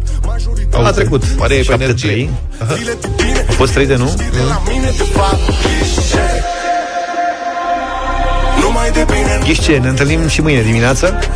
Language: Romanian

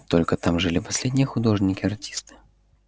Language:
Russian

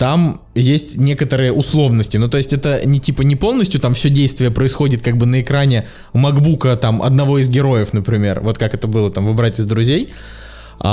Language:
Russian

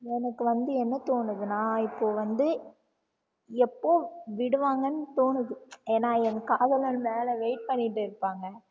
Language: Tamil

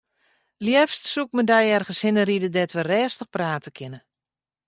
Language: Western Frisian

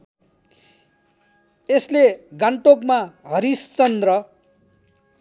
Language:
Nepali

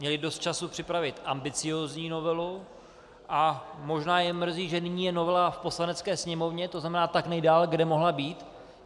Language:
Czech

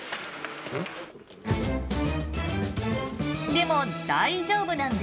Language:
Japanese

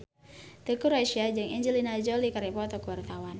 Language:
Sundanese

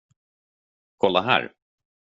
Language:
Swedish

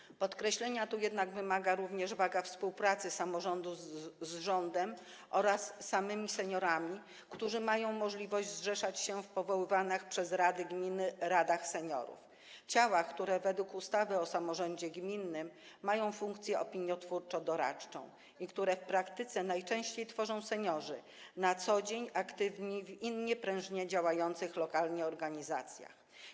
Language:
Polish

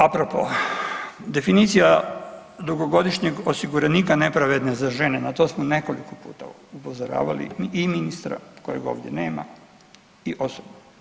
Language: Croatian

